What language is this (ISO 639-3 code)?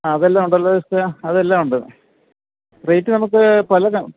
mal